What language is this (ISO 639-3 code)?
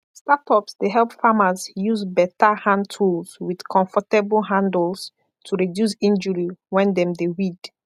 pcm